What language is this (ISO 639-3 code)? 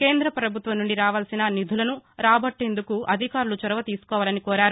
tel